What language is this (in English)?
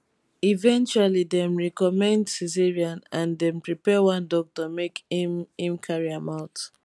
Nigerian Pidgin